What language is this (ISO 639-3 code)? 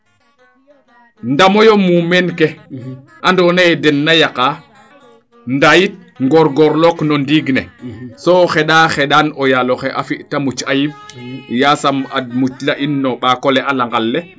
srr